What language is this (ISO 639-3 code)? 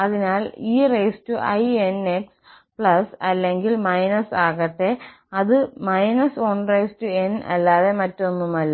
mal